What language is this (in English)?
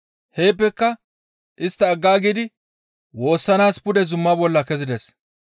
Gamo